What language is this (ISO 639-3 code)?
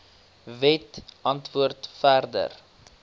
afr